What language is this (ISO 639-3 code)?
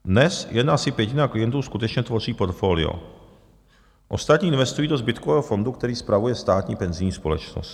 ces